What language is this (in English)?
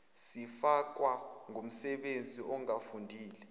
Zulu